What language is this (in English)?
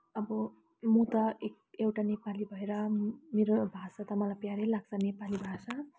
Nepali